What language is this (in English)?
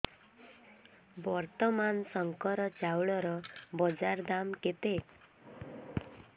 Odia